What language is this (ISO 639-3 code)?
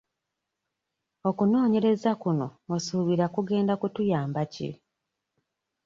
lug